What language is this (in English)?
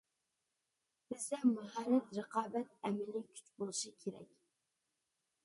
Uyghur